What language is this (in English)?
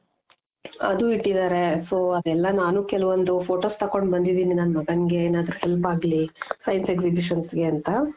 Kannada